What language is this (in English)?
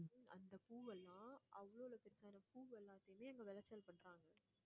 Tamil